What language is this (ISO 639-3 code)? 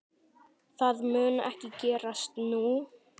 isl